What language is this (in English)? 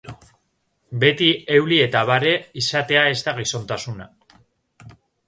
Basque